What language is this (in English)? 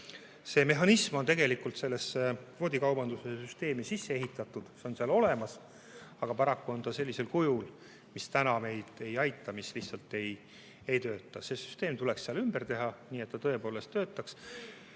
Estonian